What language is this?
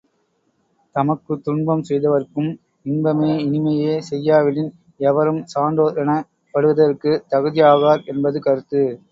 Tamil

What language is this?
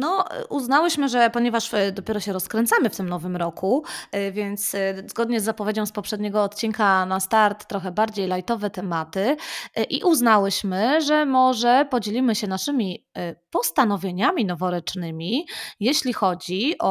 Polish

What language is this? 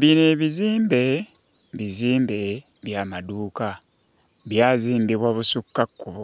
Ganda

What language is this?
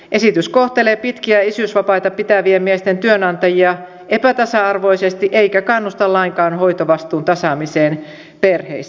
Finnish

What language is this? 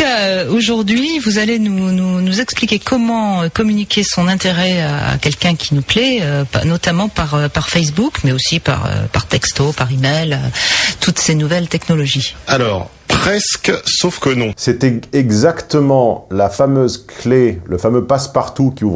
French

